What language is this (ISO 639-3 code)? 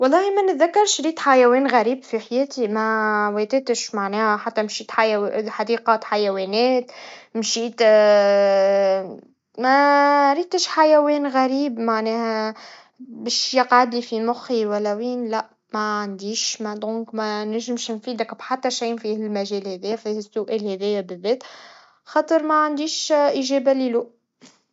aeb